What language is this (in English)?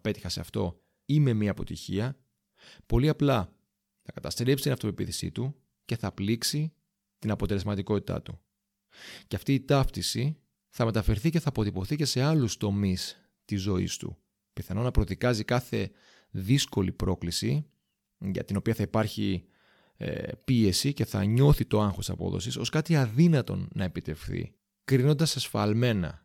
Greek